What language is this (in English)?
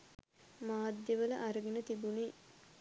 Sinhala